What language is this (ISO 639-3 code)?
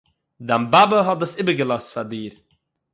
yid